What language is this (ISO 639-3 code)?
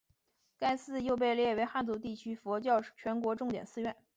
zho